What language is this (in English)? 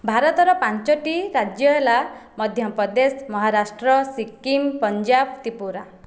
Odia